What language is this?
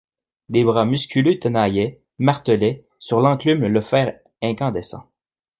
French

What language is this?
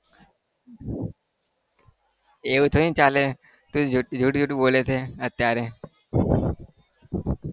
Gujarati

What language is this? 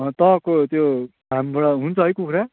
Nepali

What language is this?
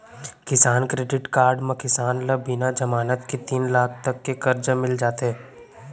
Chhattisgarhi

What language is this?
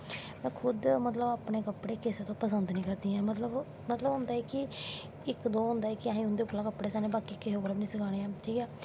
Dogri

